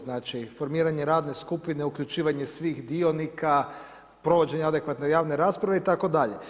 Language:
Croatian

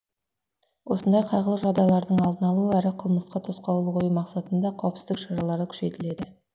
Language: Kazakh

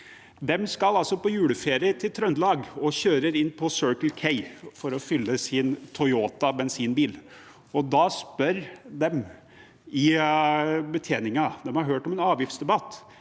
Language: Norwegian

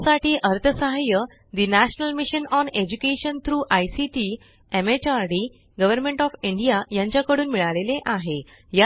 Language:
Marathi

